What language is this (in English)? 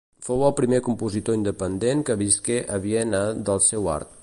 Catalan